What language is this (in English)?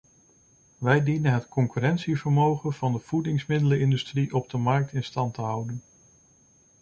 Dutch